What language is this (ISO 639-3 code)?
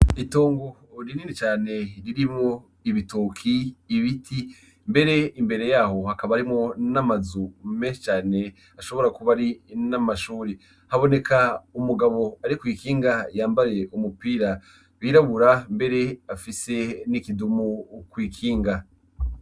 run